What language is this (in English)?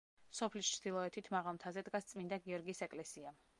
Georgian